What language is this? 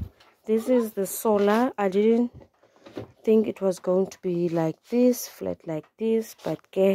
English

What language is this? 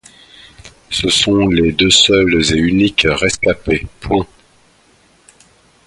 French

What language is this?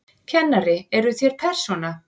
Icelandic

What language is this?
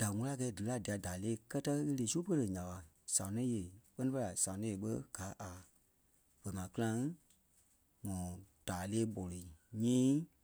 Kpelle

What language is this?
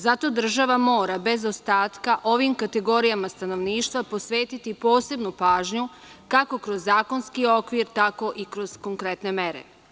Serbian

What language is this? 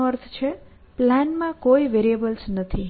Gujarati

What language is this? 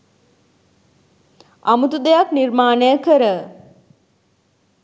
Sinhala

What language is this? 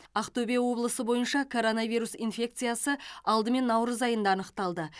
Kazakh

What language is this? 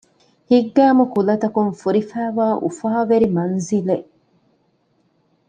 Divehi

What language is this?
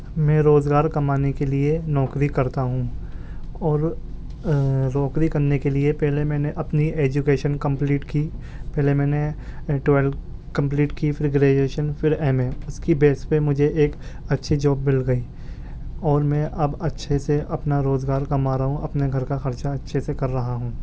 Urdu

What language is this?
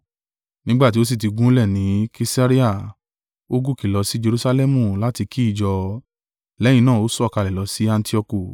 Yoruba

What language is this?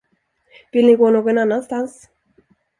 Swedish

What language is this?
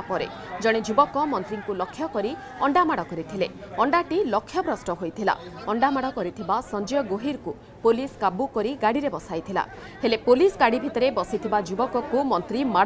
Hindi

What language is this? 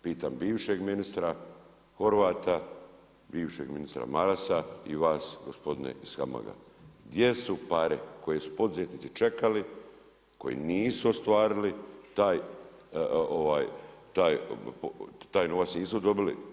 Croatian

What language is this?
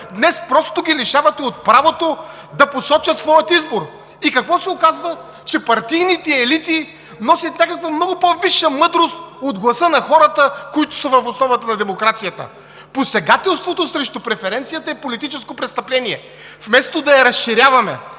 Bulgarian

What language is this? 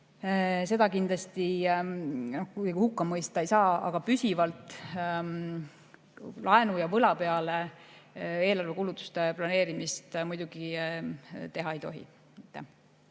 Estonian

